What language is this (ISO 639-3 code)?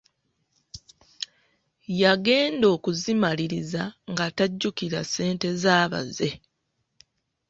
lug